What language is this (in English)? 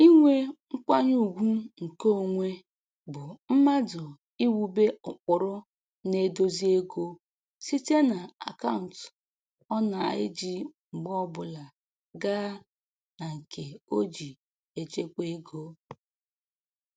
Igbo